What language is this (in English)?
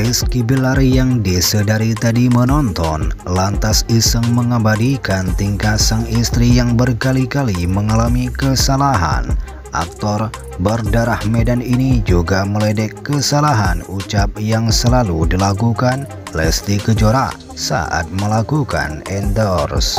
Indonesian